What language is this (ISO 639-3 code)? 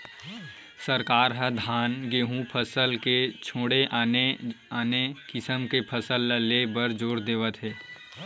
hne